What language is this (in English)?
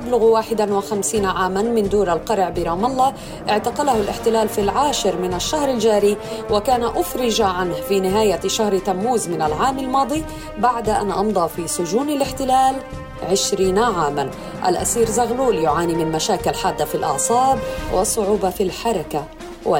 Arabic